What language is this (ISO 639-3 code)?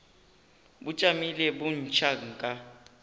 nso